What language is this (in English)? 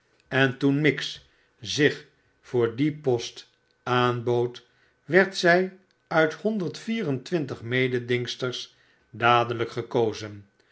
Dutch